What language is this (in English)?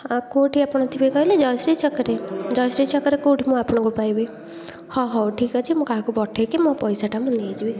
Odia